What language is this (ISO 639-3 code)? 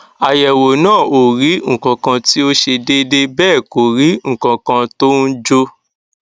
yor